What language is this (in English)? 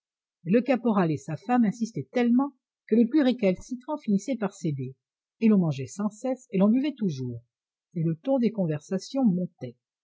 French